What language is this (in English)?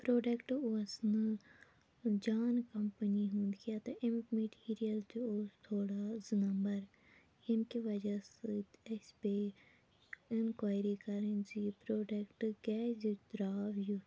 Kashmiri